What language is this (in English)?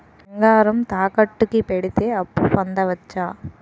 Telugu